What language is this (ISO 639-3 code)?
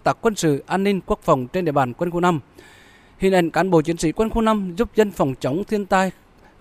vie